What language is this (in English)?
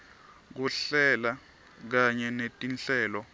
Swati